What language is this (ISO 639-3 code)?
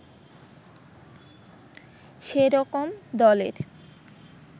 ben